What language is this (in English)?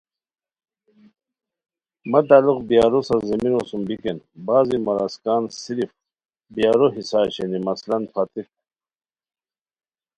Khowar